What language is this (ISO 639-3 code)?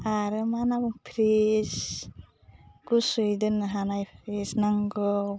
brx